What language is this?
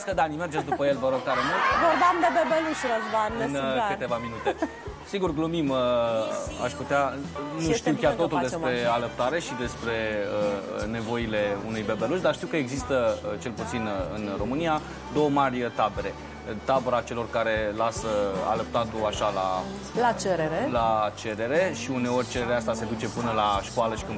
Romanian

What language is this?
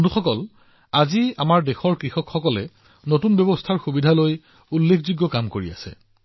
Assamese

